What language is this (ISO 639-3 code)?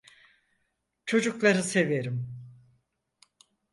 tur